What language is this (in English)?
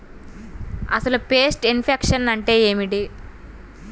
Telugu